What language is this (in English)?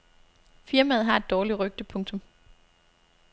Danish